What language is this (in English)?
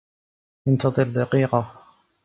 Arabic